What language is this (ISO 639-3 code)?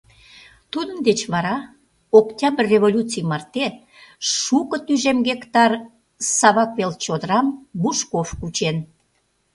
chm